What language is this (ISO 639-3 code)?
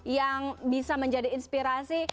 ind